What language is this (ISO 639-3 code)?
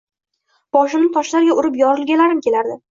uzb